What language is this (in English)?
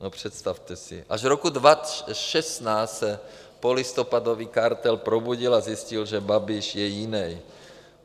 Czech